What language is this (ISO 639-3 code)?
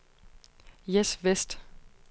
dan